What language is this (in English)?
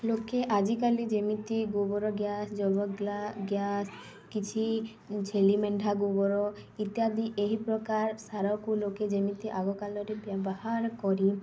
Odia